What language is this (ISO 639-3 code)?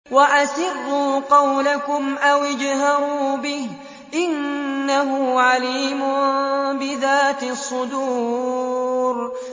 ara